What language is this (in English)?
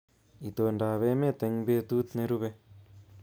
Kalenjin